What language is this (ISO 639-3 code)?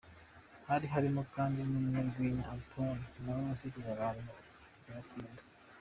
kin